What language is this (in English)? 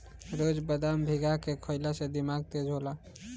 Bhojpuri